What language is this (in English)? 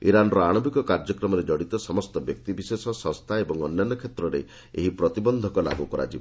Odia